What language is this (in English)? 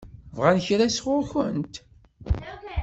Kabyle